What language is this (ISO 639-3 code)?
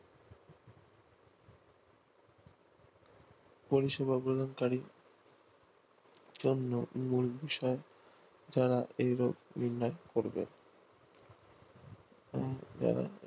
ben